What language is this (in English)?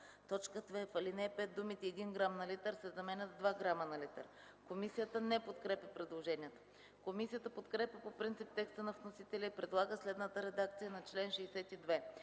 Bulgarian